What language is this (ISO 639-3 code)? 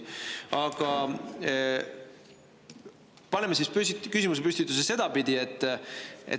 est